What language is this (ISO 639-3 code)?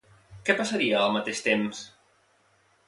cat